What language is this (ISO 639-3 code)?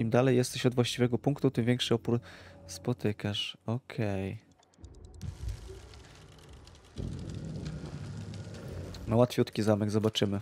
pol